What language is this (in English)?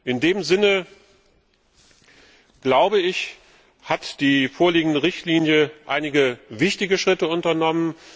German